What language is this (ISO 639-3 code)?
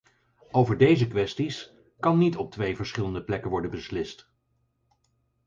nld